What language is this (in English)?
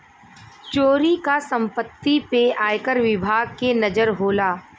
Bhojpuri